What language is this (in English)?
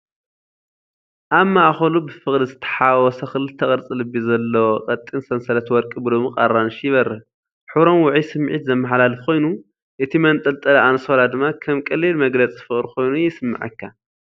Tigrinya